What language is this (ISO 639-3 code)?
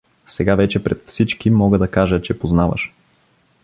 bul